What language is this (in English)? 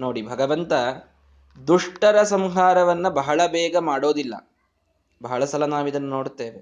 Kannada